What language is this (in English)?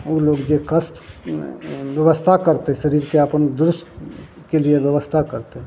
Maithili